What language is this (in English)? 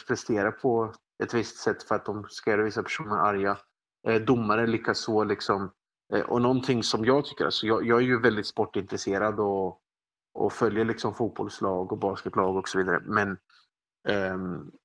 Swedish